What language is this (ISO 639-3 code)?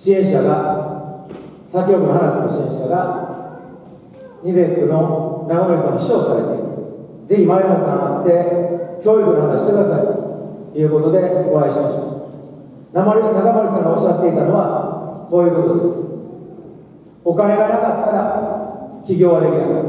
jpn